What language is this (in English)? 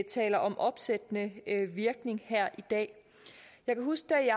Danish